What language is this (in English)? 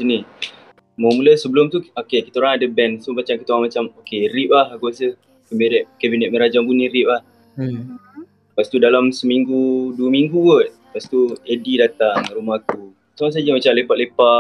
Malay